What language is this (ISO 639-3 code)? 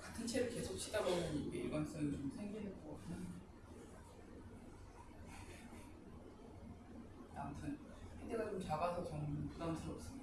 kor